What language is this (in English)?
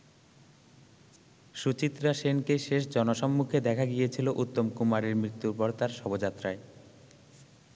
Bangla